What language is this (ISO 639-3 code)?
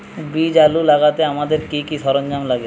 ben